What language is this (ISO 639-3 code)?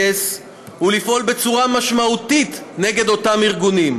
heb